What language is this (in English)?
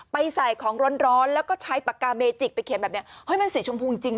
Thai